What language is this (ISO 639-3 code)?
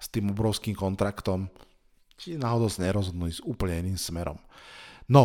slk